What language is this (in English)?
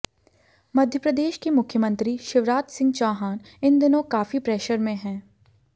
Hindi